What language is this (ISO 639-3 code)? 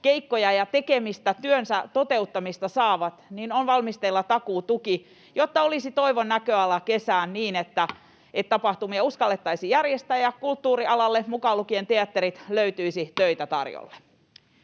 fin